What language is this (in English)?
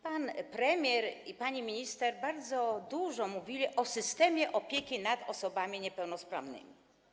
Polish